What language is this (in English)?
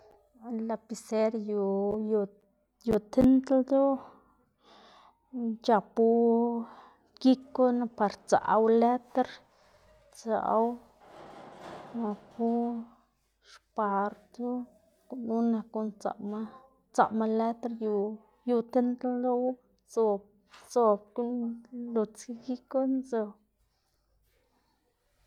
Xanaguía Zapotec